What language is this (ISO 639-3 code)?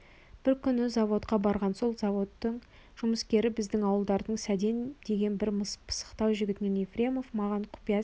kaz